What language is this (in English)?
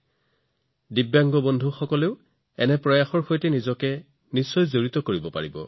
Assamese